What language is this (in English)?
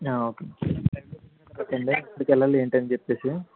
Telugu